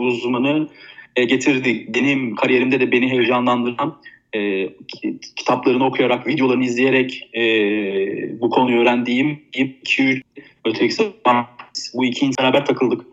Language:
Turkish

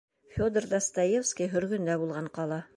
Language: Bashkir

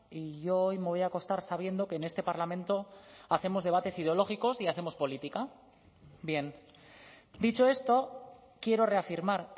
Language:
Spanish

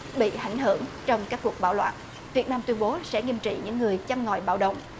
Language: Vietnamese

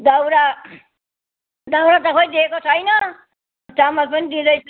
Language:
Nepali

